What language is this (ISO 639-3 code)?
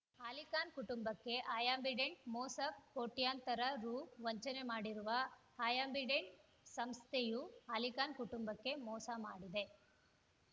kan